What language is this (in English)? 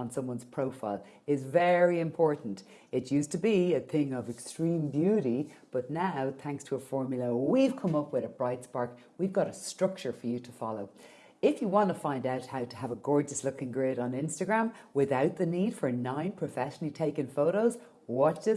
English